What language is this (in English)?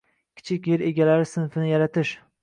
Uzbek